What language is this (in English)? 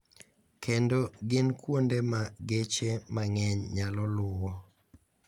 Luo (Kenya and Tanzania)